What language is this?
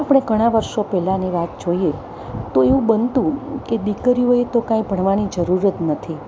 Gujarati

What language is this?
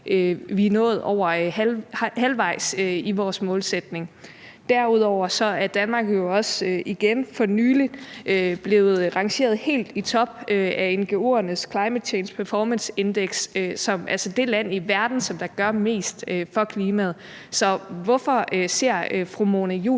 Danish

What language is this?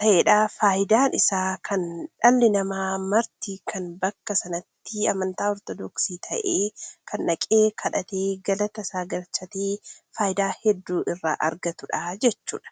Oromo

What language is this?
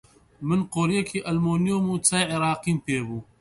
Central Kurdish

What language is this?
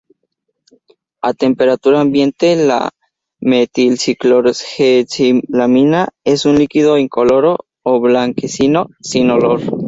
Spanish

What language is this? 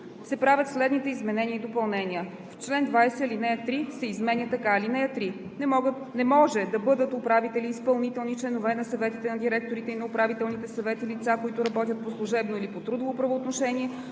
Bulgarian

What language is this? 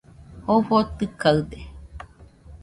Nüpode Huitoto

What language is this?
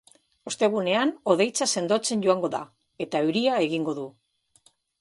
Basque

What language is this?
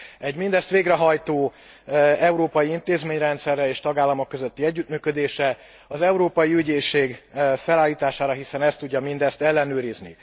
Hungarian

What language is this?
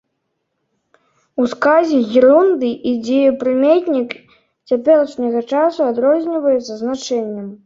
Belarusian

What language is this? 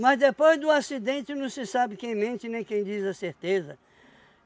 Portuguese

